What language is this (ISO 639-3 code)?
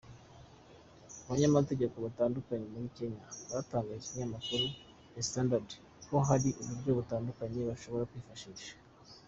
kin